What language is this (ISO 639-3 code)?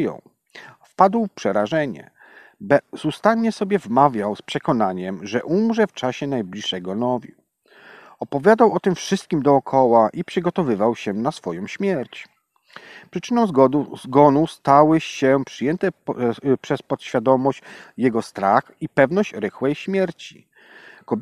pol